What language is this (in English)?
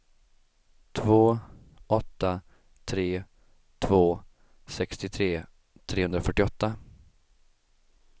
Swedish